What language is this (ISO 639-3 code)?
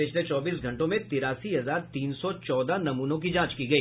hin